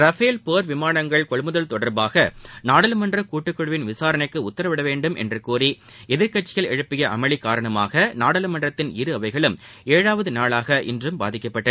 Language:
Tamil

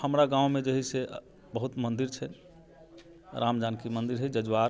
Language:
Maithili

